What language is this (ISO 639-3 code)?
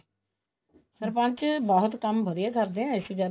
pan